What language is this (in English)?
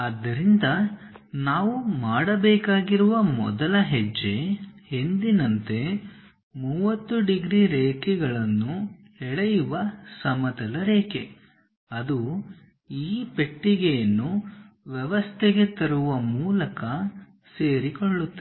Kannada